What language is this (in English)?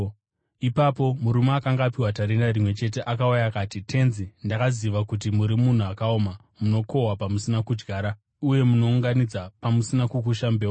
Shona